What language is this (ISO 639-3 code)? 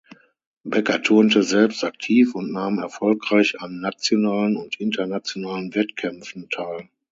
deu